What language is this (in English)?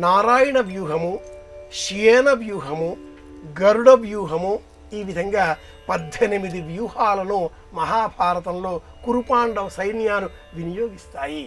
Telugu